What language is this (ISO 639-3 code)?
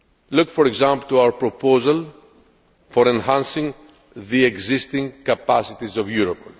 eng